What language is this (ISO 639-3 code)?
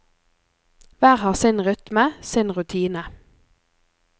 nor